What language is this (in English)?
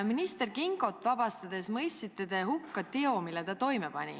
Estonian